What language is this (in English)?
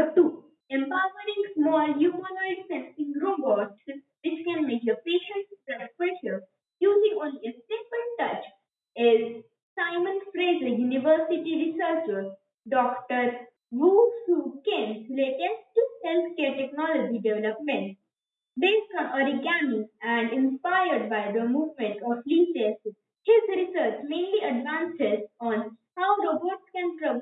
English